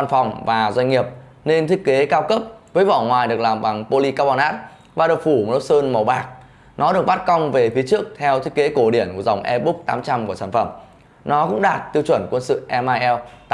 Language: Vietnamese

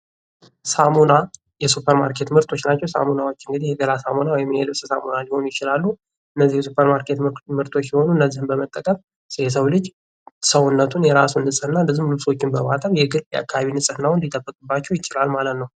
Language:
Amharic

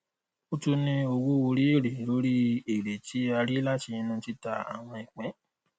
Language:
Yoruba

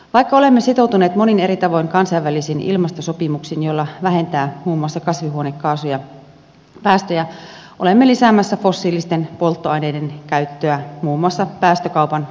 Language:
Finnish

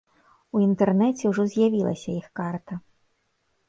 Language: Belarusian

